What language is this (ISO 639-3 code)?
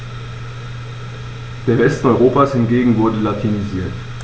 deu